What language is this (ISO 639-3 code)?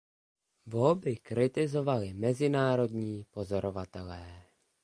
ces